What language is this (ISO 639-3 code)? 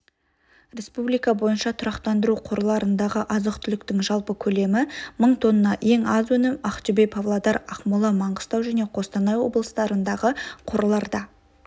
kaz